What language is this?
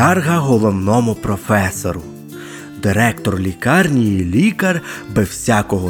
Ukrainian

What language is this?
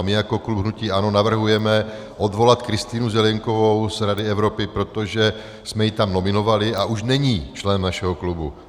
Czech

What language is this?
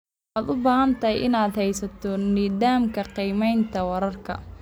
Somali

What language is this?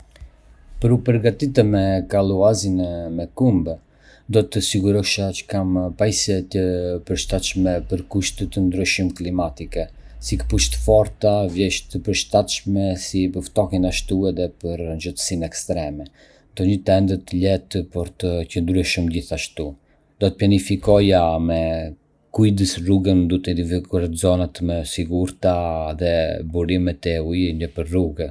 Arbëreshë Albanian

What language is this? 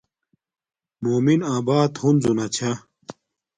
Domaaki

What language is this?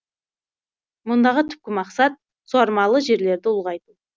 Kazakh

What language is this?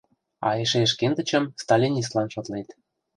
Mari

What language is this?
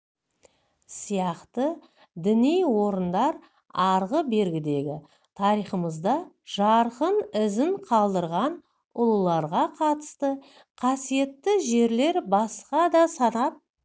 Kazakh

